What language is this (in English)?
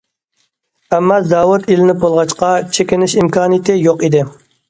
Uyghur